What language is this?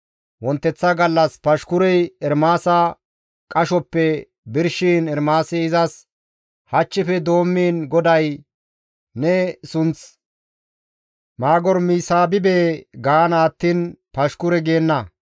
Gamo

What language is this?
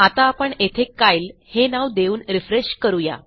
Marathi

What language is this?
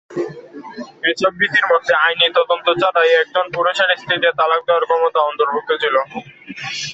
Bangla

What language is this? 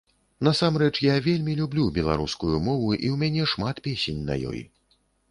Belarusian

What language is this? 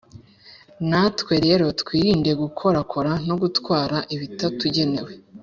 Kinyarwanda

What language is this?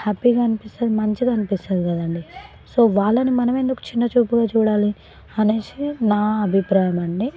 Telugu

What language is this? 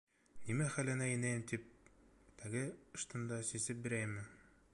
Bashkir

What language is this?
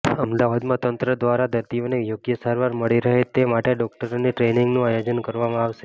Gujarati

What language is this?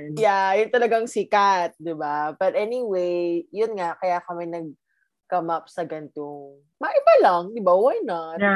Filipino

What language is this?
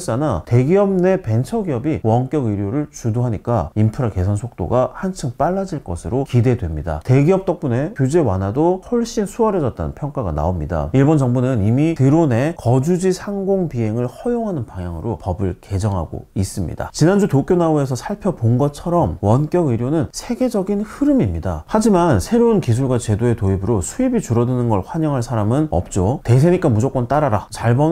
Korean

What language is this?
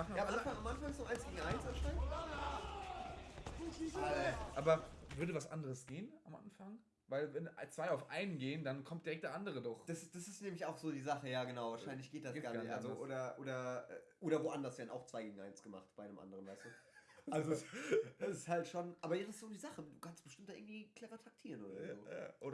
German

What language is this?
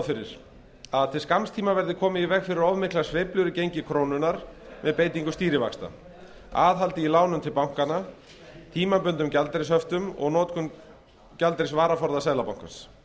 Icelandic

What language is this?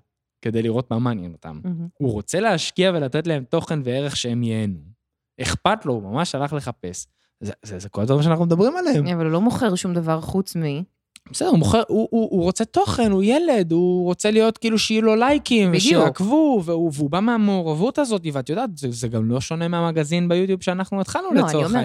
Hebrew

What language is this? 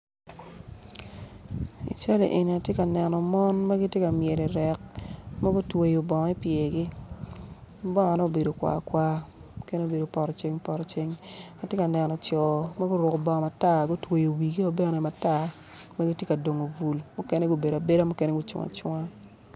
Acoli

